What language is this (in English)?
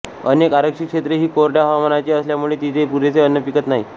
Marathi